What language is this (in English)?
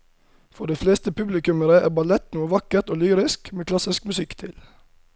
Norwegian